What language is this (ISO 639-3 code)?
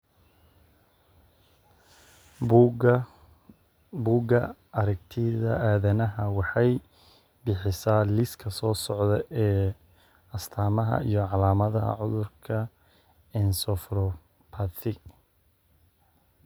som